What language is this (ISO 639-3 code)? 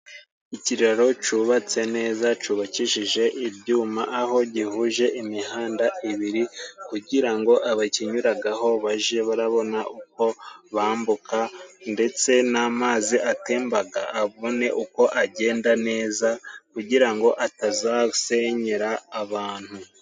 kin